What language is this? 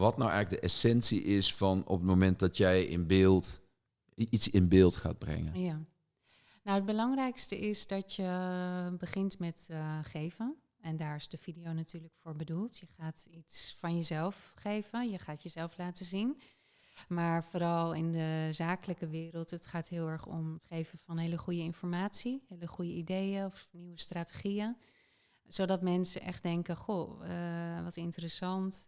Dutch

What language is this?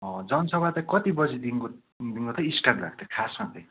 Nepali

